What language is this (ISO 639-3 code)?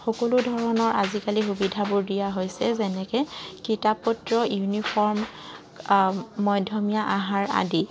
asm